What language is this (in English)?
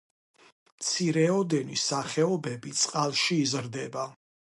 Georgian